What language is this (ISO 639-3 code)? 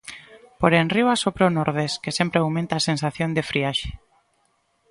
glg